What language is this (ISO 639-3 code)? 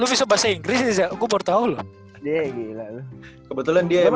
ind